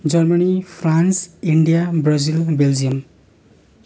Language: Nepali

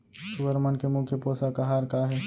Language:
Chhattisgarhi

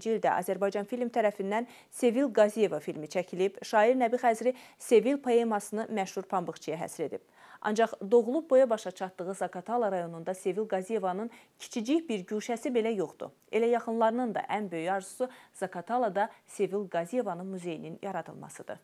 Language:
Turkish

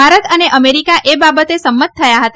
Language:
Gujarati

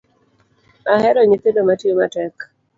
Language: Luo (Kenya and Tanzania)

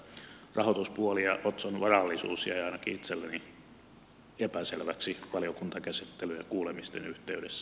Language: Finnish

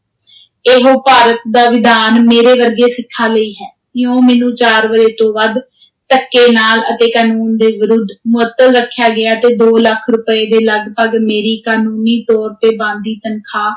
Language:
Punjabi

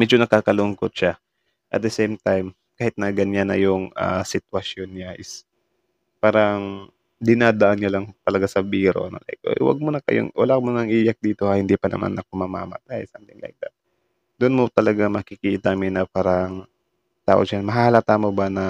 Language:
Filipino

